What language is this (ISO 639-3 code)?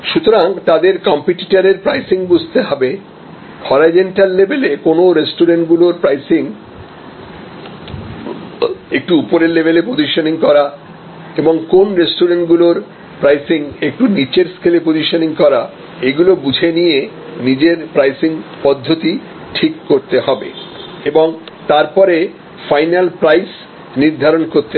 ben